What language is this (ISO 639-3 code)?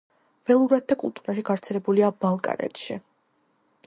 kat